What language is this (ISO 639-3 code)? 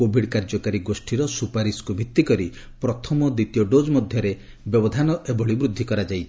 ori